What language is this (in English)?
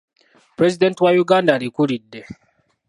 Ganda